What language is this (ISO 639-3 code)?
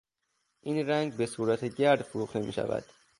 fas